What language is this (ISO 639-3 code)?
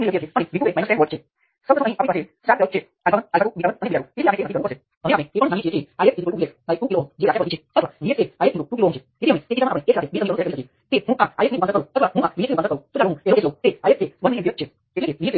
guj